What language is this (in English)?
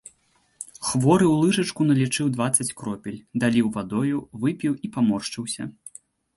Belarusian